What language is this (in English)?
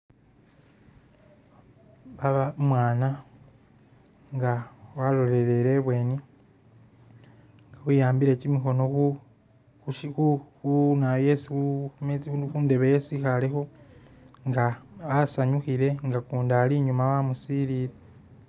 Masaaba